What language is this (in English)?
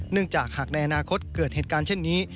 Thai